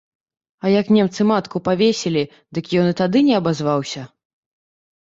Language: Belarusian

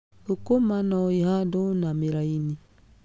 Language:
Kikuyu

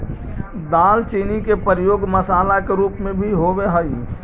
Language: Magahi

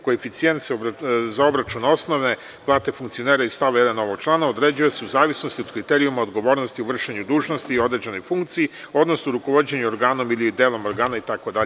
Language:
Serbian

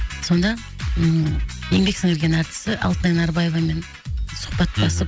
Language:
Kazakh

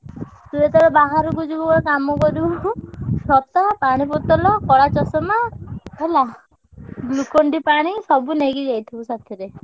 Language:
Odia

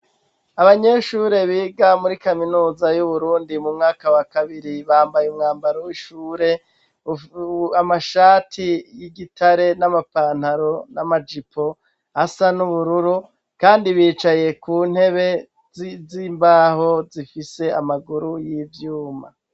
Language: Rundi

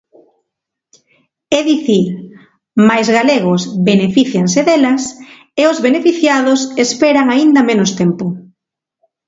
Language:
Galician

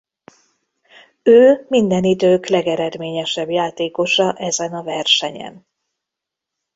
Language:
Hungarian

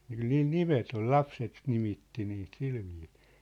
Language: Finnish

